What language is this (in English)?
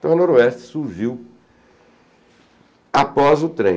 Portuguese